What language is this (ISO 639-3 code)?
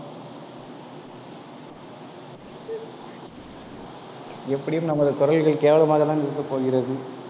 tam